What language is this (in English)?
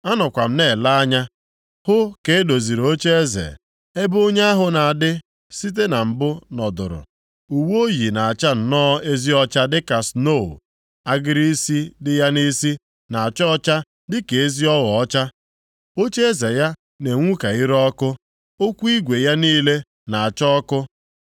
Igbo